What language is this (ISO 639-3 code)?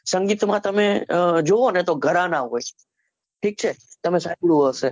guj